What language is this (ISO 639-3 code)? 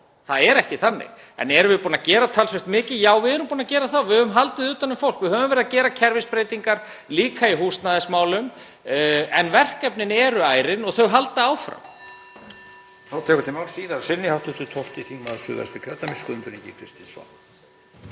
isl